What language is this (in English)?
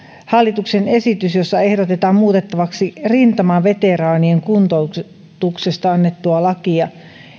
Finnish